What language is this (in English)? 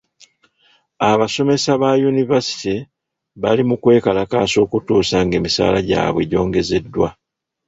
Ganda